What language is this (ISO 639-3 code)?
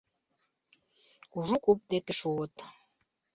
chm